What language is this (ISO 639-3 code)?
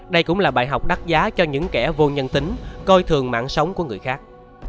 vie